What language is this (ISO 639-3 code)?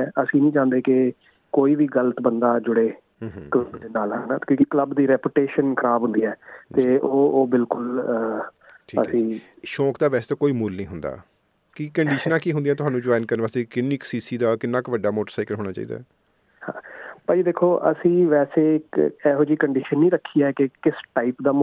pan